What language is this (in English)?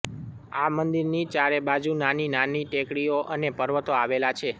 Gujarati